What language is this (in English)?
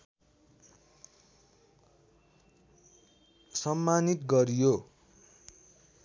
Nepali